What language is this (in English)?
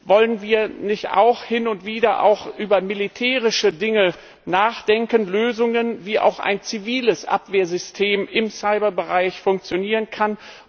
German